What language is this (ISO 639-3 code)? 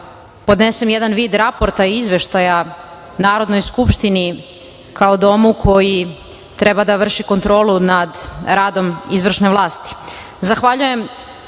srp